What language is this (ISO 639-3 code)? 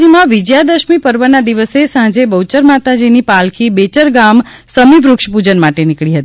guj